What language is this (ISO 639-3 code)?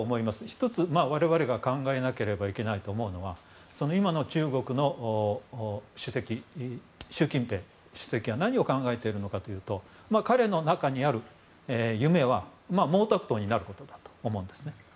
jpn